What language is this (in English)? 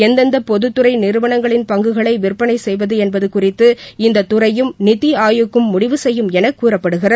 Tamil